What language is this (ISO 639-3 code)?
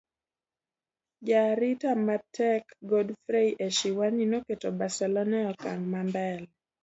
luo